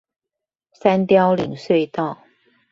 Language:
Chinese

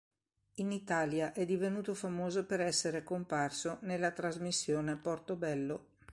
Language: Italian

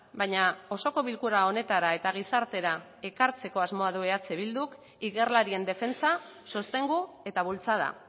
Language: Basque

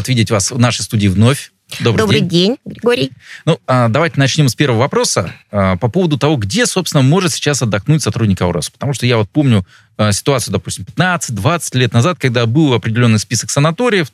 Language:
Russian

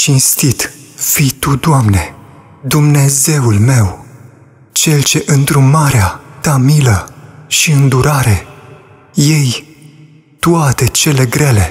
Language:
Romanian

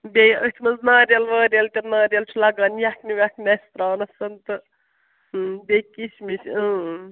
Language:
Kashmiri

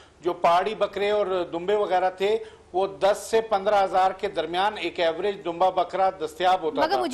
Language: Hindi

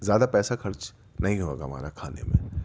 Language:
Urdu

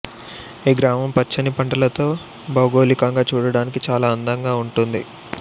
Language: Telugu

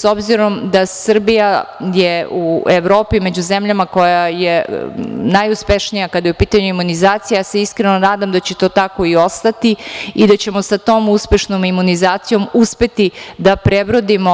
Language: Serbian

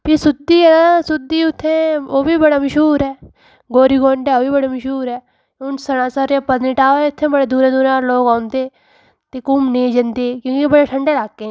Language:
Dogri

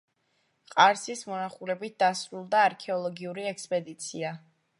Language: Georgian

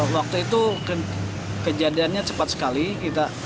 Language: Indonesian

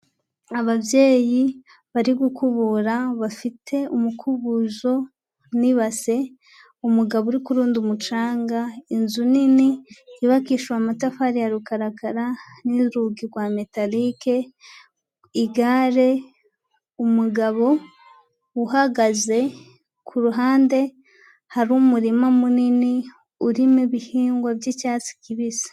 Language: Kinyarwanda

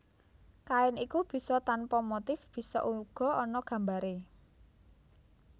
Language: Javanese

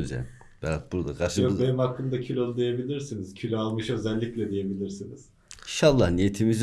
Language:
Turkish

